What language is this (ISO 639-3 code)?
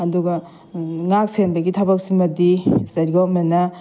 mni